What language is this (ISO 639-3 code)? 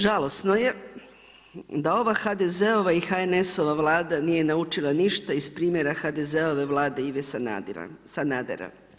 hrv